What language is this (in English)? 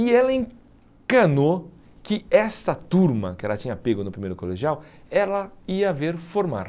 Portuguese